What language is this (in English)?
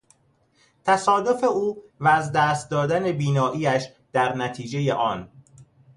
Persian